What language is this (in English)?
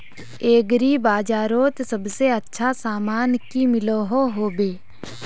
Magahi